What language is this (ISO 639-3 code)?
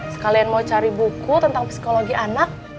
ind